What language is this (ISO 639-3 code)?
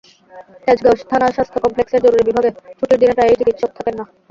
ben